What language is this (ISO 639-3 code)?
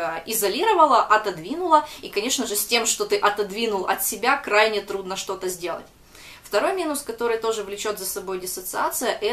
rus